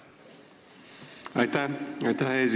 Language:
Estonian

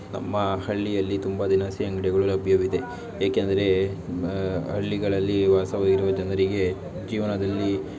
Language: Kannada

